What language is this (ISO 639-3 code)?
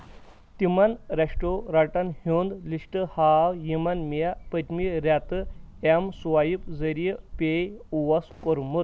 kas